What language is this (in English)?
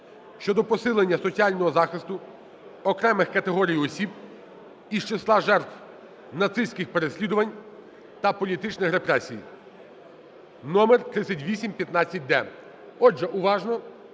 Ukrainian